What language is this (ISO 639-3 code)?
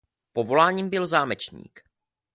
ces